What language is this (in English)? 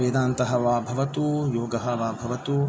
Sanskrit